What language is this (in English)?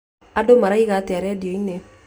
Kikuyu